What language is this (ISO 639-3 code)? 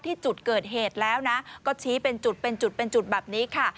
tha